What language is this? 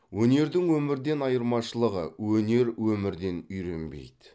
Kazakh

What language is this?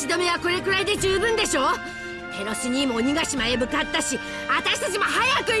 Japanese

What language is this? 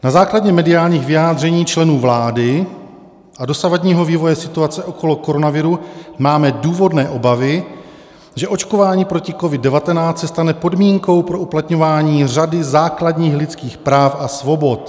Czech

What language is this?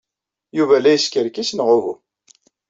Kabyle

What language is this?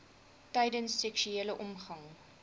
Afrikaans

